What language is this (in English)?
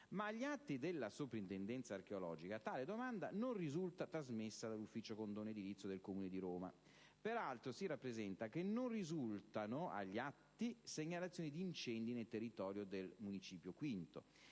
Italian